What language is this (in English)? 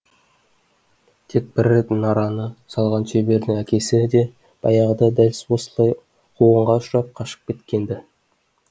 Kazakh